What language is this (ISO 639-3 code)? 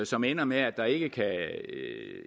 dan